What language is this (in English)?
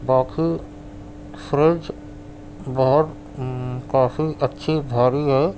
Urdu